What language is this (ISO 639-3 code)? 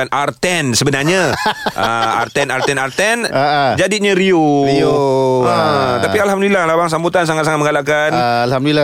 msa